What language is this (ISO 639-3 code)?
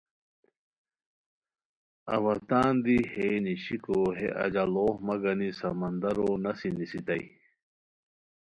khw